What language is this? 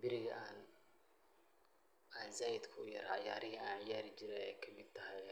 Somali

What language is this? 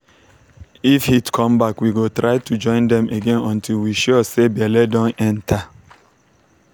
Nigerian Pidgin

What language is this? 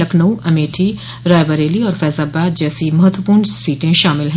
Hindi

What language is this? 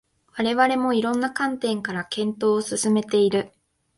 Japanese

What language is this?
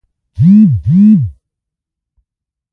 Pashto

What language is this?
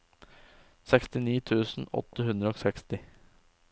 Norwegian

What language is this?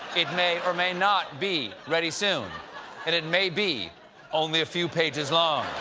English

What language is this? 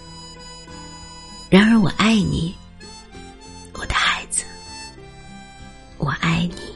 Chinese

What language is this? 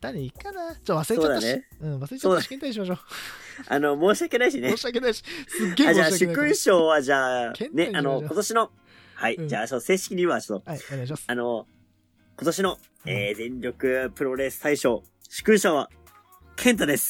Japanese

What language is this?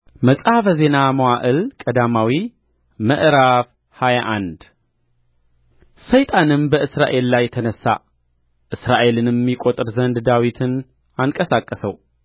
Amharic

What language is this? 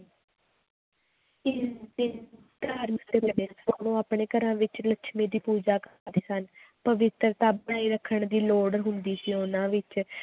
Punjabi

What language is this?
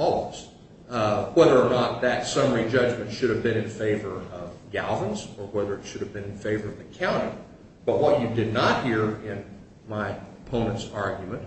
English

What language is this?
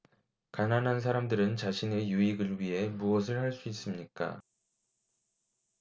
Korean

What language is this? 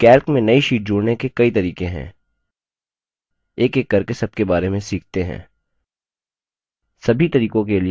Hindi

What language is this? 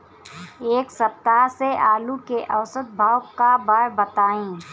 Bhojpuri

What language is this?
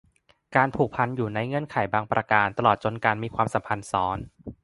Thai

